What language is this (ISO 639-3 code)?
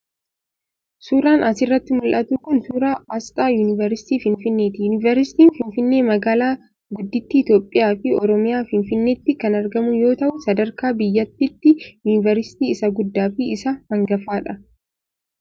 orm